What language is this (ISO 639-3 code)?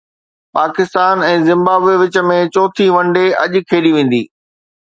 snd